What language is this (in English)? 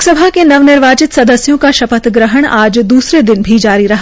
Hindi